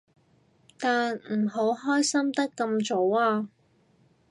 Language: Cantonese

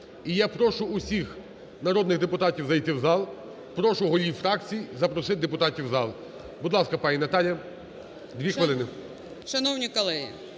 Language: Ukrainian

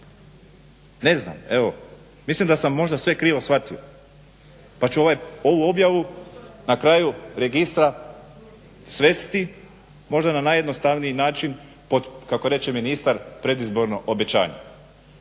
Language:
Croatian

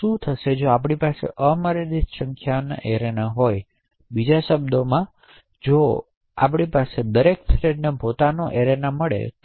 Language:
Gujarati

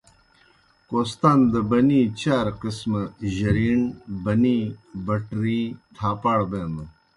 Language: Kohistani Shina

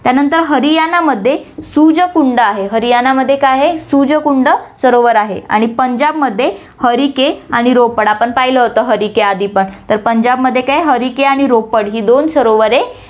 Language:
Marathi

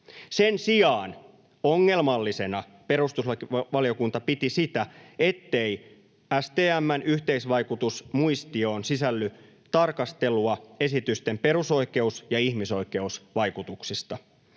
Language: Finnish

